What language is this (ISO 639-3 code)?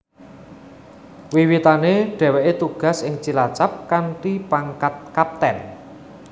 jav